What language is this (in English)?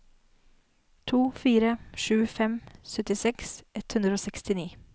Norwegian